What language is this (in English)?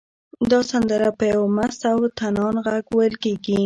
Pashto